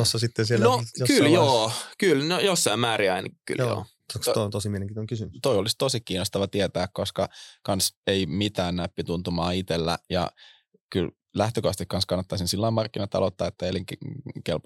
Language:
Finnish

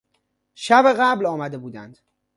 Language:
Persian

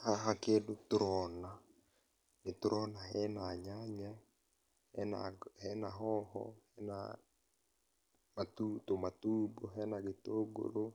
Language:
Kikuyu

